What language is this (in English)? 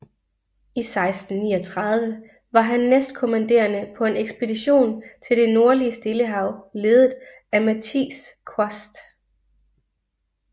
Danish